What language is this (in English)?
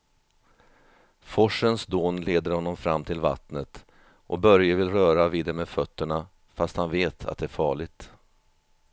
Swedish